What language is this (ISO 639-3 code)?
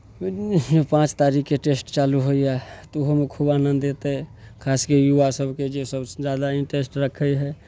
mai